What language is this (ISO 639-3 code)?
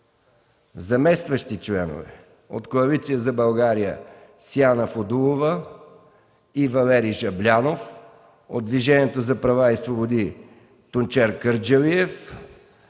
bul